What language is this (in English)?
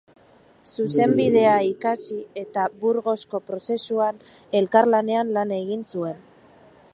Basque